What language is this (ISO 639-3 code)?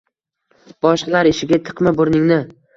uzb